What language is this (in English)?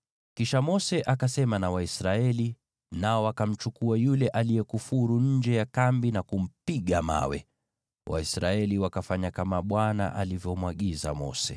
Swahili